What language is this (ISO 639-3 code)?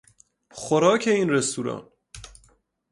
fas